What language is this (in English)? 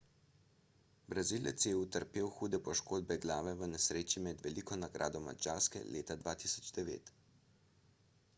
Slovenian